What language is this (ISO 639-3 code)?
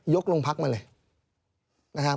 tha